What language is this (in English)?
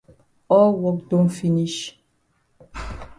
Cameroon Pidgin